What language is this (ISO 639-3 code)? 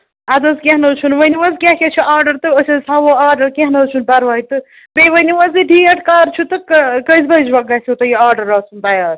kas